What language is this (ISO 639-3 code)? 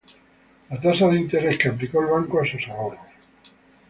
spa